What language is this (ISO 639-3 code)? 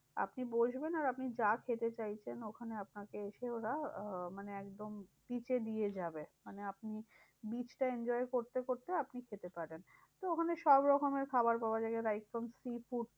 ben